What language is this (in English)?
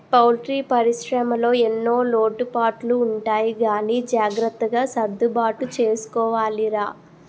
Telugu